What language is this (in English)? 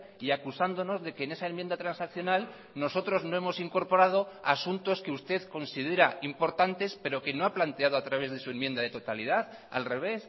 Spanish